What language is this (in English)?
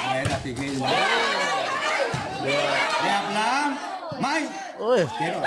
Vietnamese